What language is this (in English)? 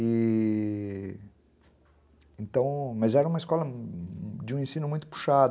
Portuguese